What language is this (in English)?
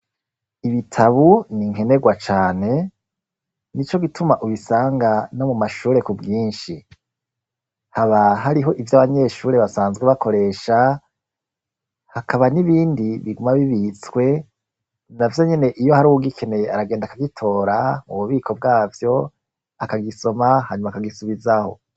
Rundi